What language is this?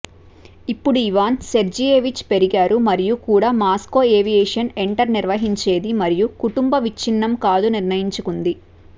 Telugu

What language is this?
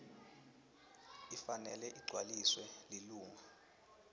Swati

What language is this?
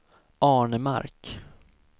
Swedish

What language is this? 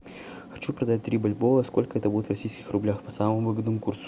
Russian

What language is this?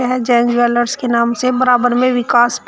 Hindi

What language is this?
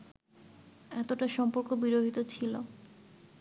Bangla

